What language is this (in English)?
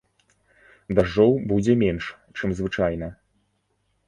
Belarusian